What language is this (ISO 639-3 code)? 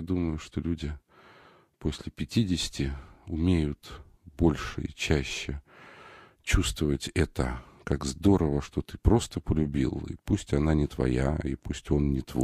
rus